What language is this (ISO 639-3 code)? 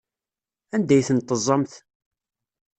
kab